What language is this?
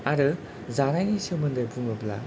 Bodo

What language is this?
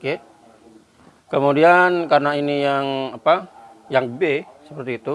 Indonesian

